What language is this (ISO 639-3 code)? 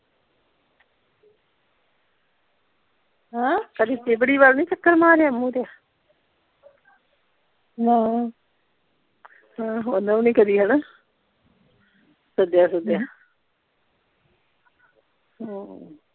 pan